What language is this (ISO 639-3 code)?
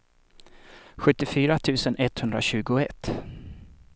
swe